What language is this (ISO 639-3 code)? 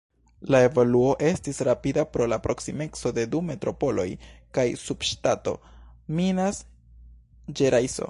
epo